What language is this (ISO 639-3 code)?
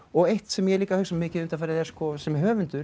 isl